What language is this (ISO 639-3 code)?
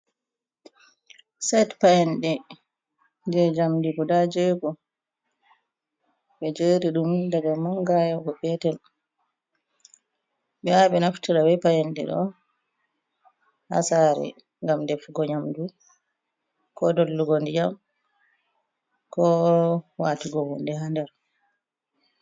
ful